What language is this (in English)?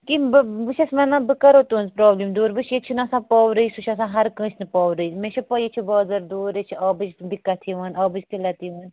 Kashmiri